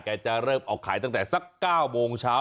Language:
Thai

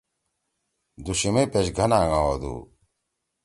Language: Torwali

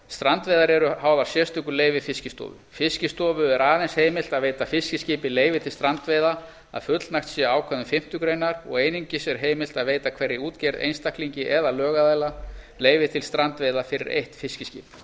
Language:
Icelandic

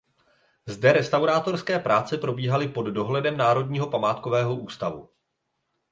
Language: Czech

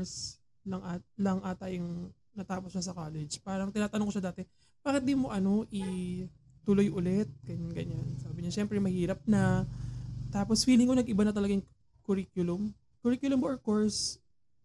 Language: Filipino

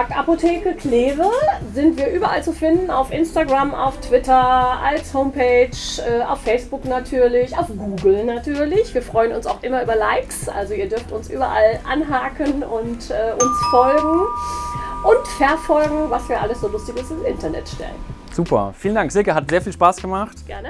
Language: German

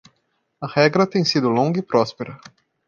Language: Portuguese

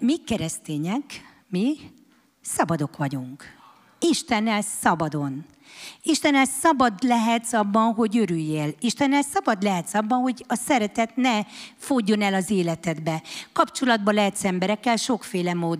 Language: Hungarian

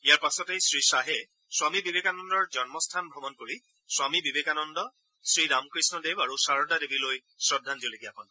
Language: Assamese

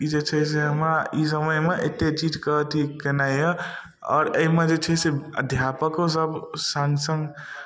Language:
Maithili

